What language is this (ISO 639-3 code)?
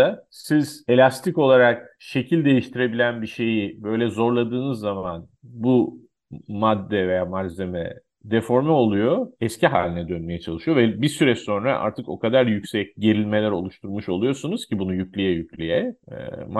tur